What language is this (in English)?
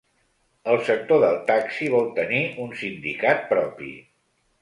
Catalan